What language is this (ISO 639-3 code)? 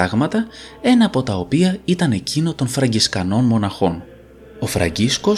ell